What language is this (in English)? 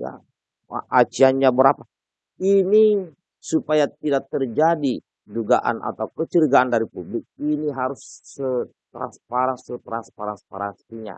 Indonesian